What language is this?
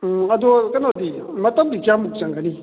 Manipuri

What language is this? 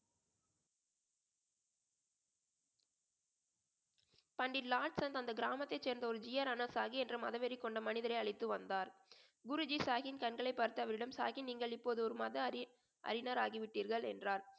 Tamil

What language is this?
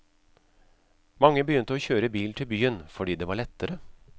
Norwegian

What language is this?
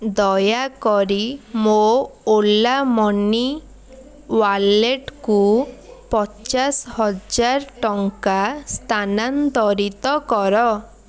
Odia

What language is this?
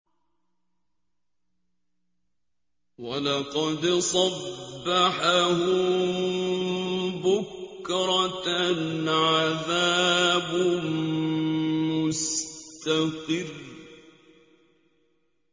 Arabic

